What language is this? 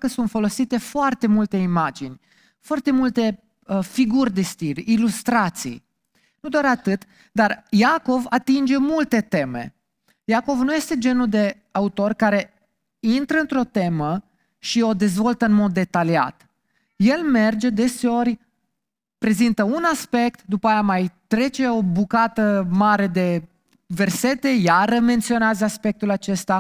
Romanian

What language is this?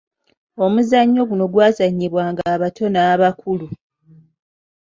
Ganda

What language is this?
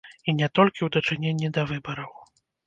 Belarusian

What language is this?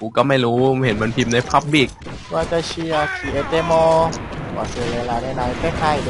Thai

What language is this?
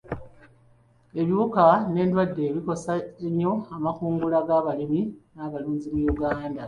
Ganda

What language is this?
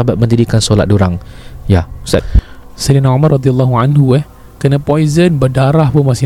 Malay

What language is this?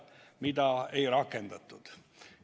Estonian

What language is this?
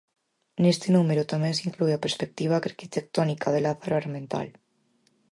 Galician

